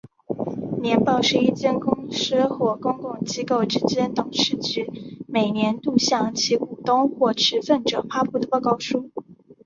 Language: Chinese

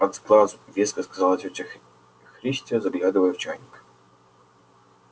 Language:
Russian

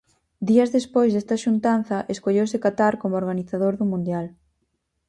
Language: Galician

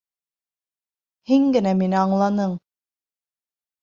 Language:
Bashkir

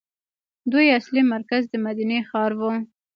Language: Pashto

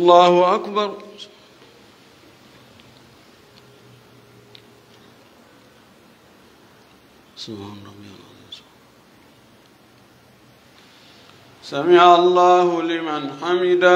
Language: Arabic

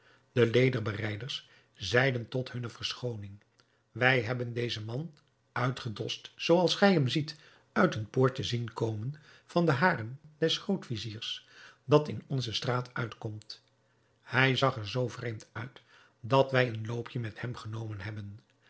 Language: Dutch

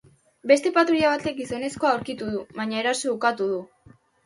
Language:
Basque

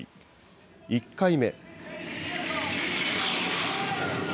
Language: Japanese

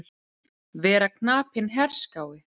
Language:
Icelandic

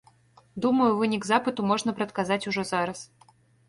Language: Belarusian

